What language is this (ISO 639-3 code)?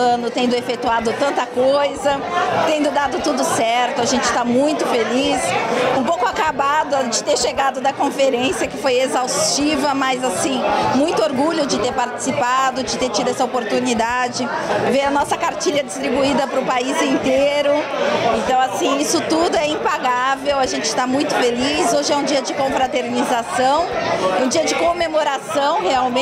por